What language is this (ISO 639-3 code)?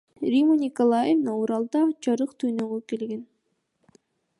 kir